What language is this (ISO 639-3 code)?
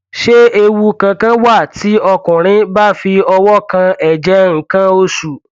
yor